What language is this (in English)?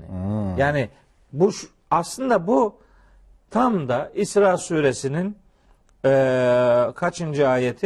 Turkish